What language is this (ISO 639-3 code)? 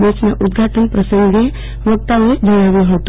guj